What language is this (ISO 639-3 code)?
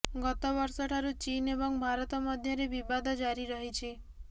ori